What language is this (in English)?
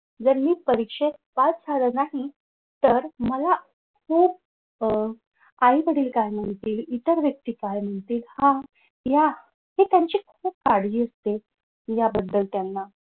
Marathi